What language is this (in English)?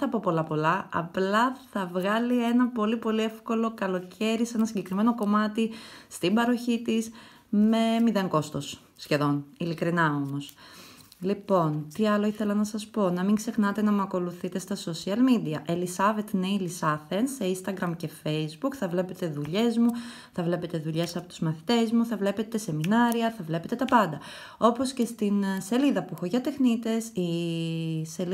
Greek